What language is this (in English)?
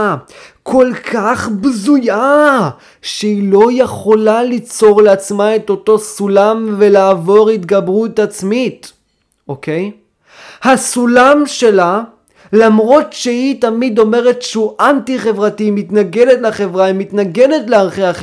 Hebrew